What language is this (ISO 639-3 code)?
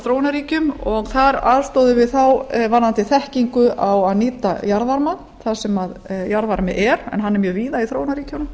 isl